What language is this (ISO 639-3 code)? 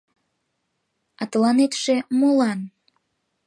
chm